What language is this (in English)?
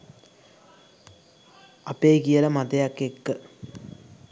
Sinhala